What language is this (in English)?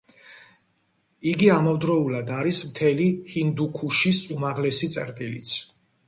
Georgian